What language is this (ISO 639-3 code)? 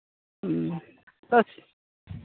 sat